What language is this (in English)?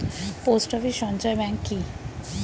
Bangla